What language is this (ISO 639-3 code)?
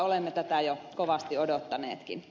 fin